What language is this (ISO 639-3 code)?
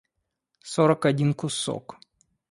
rus